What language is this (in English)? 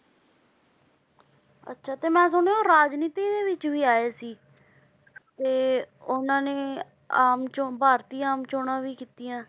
Punjabi